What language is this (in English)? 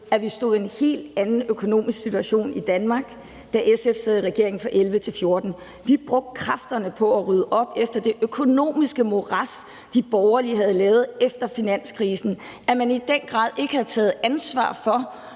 Danish